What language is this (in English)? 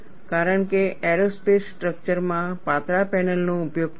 Gujarati